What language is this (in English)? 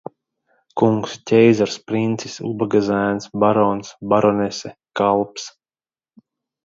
Latvian